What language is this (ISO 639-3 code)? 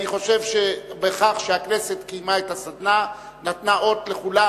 heb